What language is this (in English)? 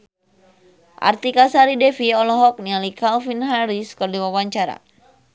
Sundanese